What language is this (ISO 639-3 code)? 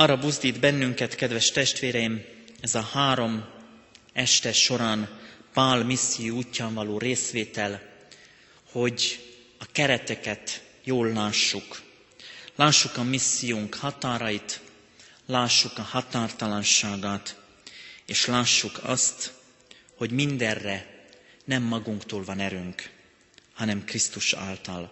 hun